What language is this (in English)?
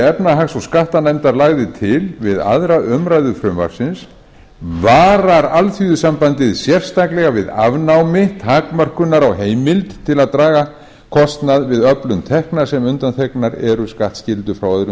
Icelandic